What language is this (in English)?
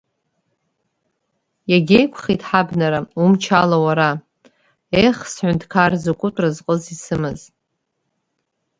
Abkhazian